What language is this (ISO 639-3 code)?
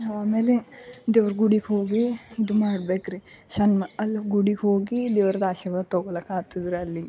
kan